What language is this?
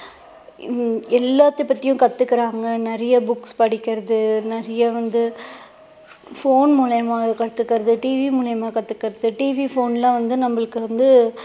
Tamil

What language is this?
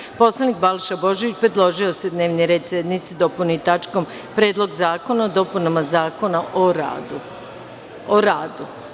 Serbian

